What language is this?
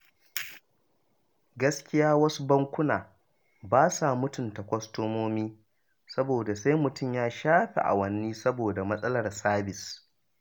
Hausa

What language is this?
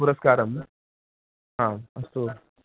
Sanskrit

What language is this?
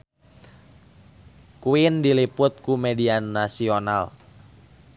Sundanese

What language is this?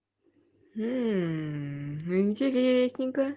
Russian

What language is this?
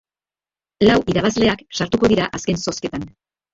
Basque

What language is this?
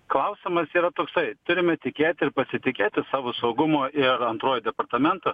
Lithuanian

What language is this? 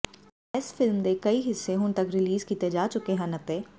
Punjabi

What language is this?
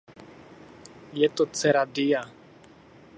Czech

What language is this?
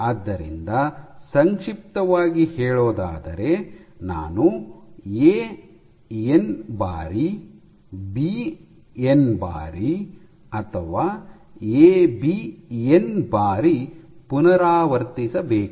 Kannada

